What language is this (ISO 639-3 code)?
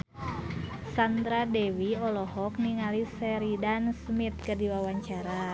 sun